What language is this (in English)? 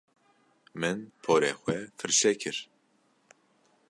Kurdish